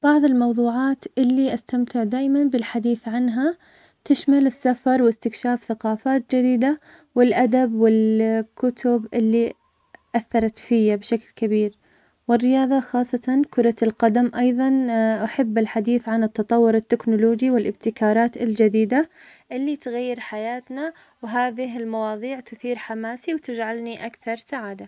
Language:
Omani Arabic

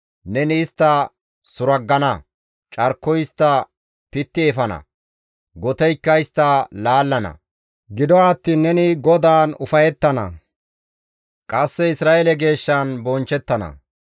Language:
Gamo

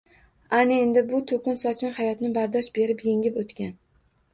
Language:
Uzbek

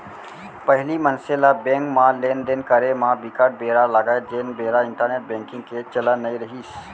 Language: Chhattisgarhi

